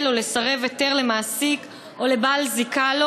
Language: Hebrew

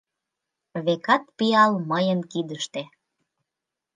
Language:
Mari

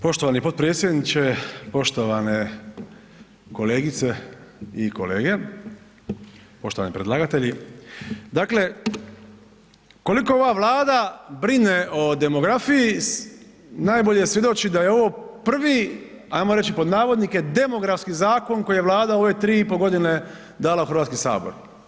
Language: Croatian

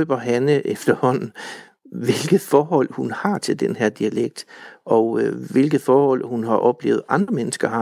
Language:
Danish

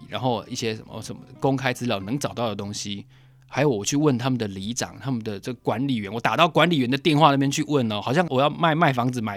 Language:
Chinese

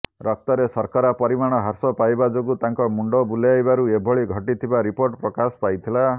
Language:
Odia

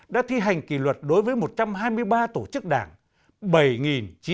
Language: Vietnamese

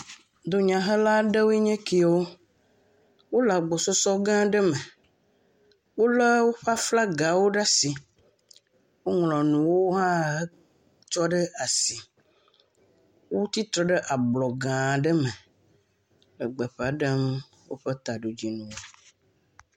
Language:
Ewe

